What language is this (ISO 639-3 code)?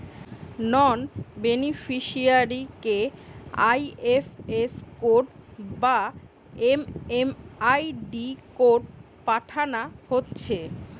ben